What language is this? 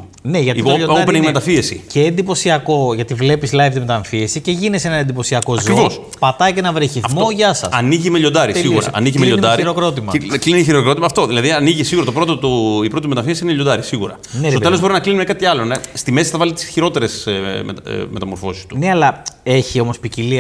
Greek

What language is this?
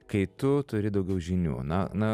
Lithuanian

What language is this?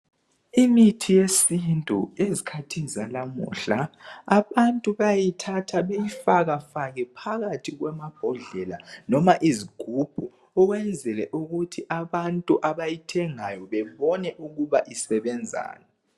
North Ndebele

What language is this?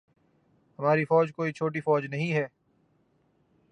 Urdu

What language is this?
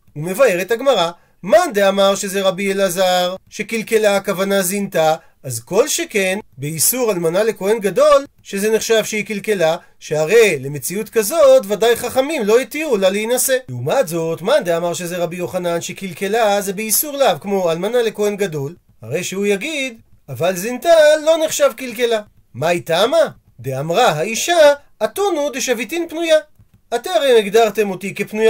Hebrew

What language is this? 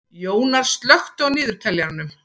Icelandic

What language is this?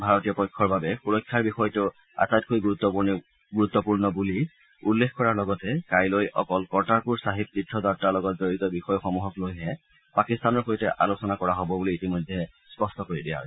Assamese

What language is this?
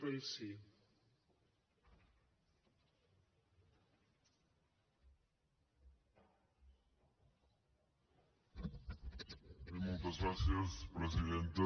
Catalan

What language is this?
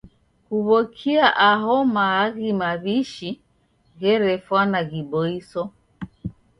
Taita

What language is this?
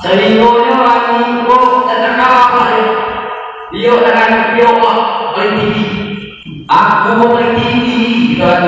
Indonesian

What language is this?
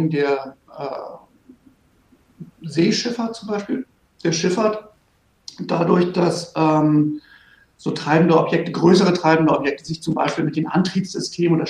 German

